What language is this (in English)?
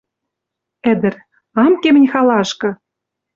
Western Mari